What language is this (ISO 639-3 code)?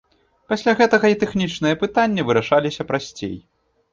bel